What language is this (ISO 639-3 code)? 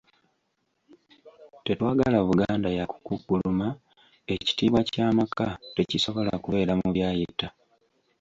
lug